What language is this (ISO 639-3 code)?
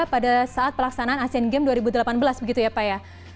ind